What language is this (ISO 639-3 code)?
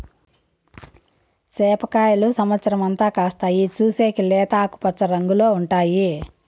tel